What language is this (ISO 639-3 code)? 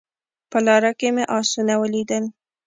pus